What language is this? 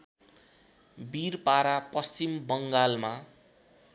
Nepali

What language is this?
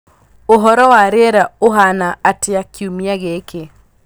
Kikuyu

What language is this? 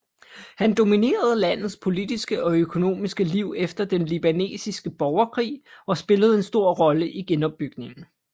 Danish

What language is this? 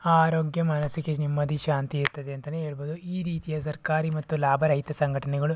Kannada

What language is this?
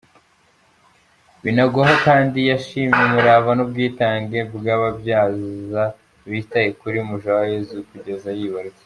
Kinyarwanda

